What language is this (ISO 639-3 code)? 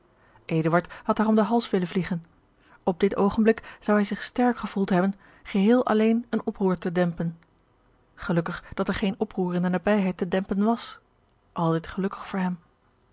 nld